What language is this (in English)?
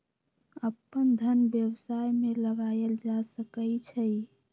Magahi